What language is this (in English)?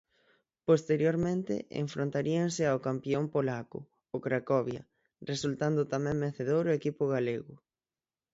Galician